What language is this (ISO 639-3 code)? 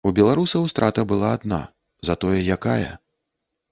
bel